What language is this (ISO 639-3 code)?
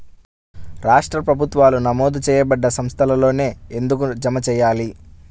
tel